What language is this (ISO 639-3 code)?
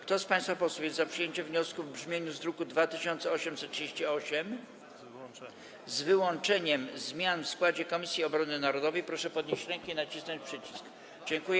pol